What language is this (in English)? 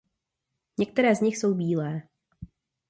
Czech